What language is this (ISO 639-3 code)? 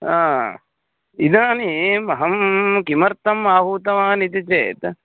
san